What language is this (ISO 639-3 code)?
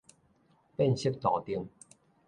nan